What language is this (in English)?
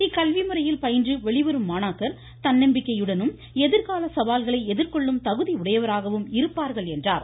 Tamil